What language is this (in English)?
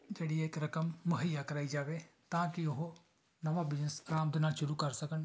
Punjabi